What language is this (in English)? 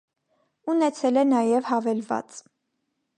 Armenian